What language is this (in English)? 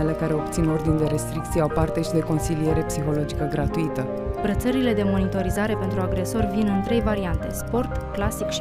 Romanian